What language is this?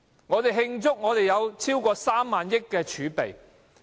Cantonese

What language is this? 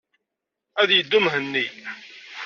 Kabyle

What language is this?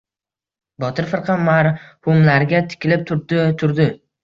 Uzbek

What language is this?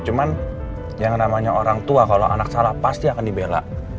Indonesian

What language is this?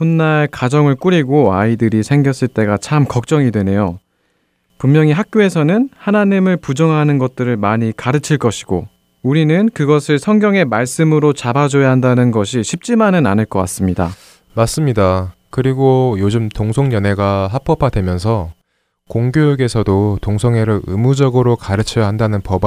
Korean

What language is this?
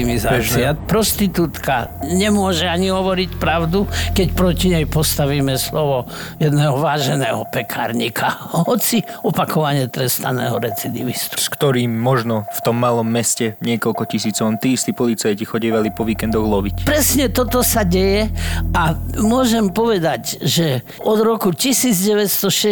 Slovak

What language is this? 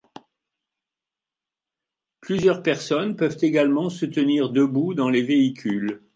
French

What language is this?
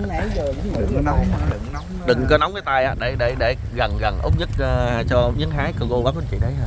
Vietnamese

